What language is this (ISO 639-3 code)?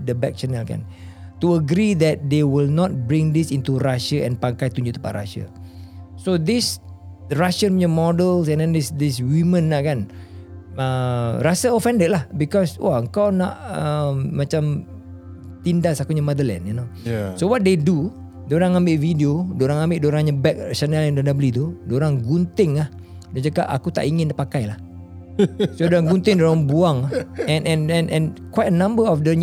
msa